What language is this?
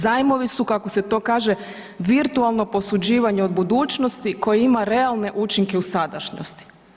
Croatian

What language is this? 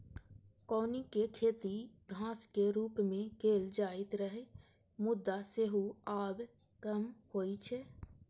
Maithili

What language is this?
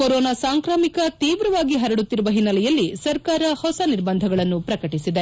Kannada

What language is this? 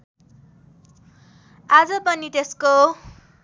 Nepali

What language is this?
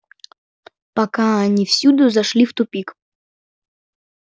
Russian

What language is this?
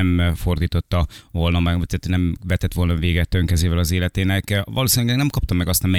Hungarian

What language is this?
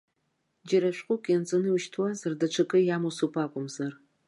Abkhazian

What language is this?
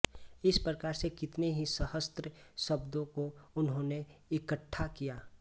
Hindi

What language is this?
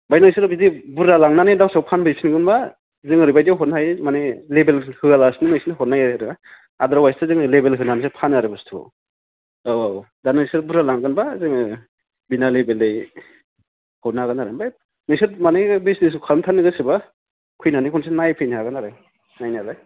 Bodo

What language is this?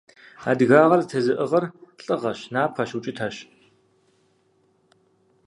Kabardian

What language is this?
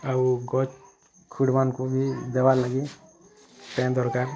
Odia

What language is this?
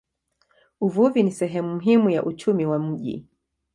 Swahili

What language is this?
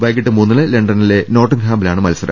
Malayalam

